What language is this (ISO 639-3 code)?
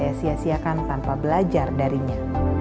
ind